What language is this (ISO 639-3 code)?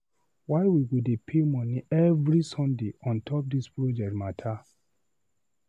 pcm